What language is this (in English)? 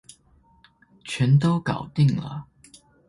Chinese